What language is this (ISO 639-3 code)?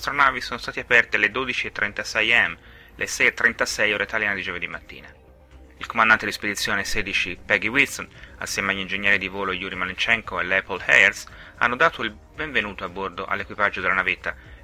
ita